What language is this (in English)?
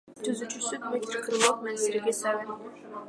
Kyrgyz